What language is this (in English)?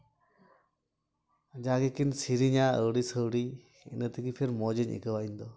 Santali